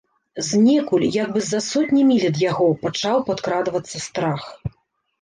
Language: Belarusian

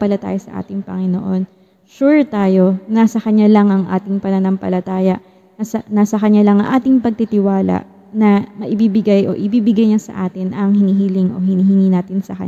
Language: Filipino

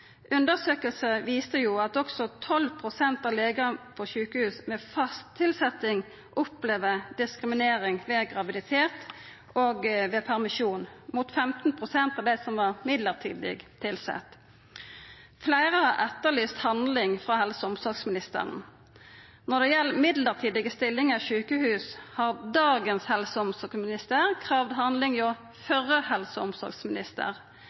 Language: Norwegian Nynorsk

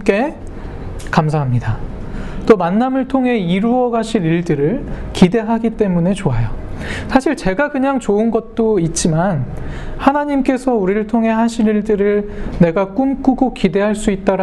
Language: Korean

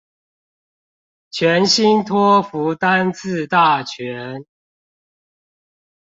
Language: Chinese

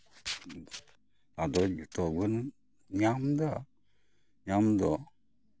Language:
Santali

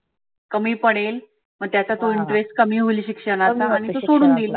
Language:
Marathi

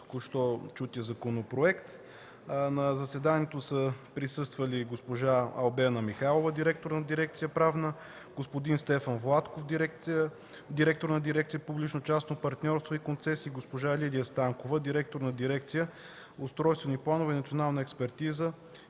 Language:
Bulgarian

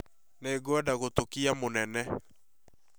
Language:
Kikuyu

